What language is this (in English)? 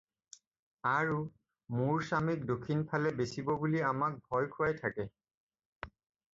Assamese